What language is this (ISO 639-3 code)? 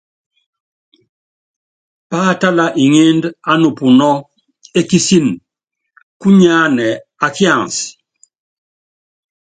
yav